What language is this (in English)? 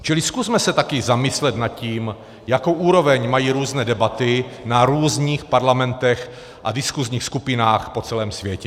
Czech